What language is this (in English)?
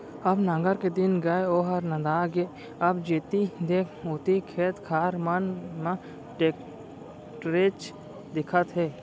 Chhattisgarhi